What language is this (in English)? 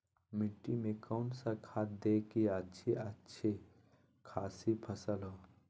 Magahi